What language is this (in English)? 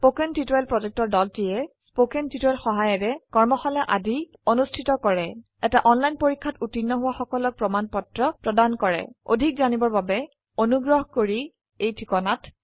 Assamese